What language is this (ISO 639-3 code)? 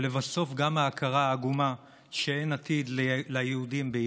heb